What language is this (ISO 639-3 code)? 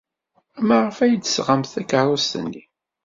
kab